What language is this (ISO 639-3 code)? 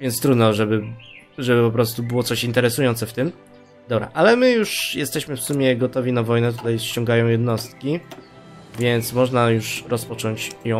pol